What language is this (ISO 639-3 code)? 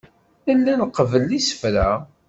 kab